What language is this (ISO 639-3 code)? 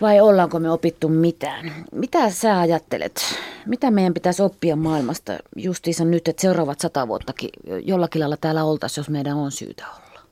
fin